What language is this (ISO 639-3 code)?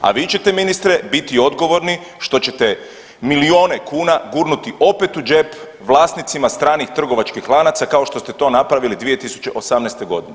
hrv